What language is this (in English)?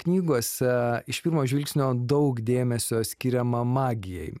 Lithuanian